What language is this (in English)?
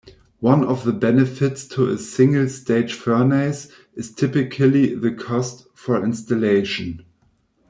English